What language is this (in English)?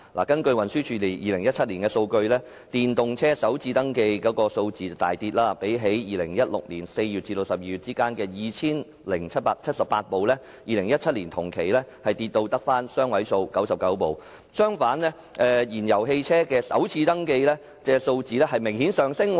Cantonese